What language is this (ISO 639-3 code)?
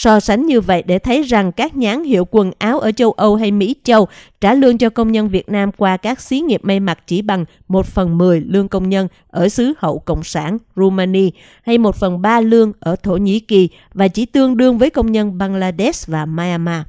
vie